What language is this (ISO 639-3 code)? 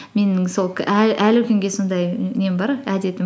kaz